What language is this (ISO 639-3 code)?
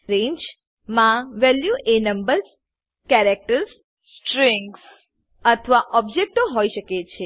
guj